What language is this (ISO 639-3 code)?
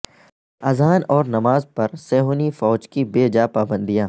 urd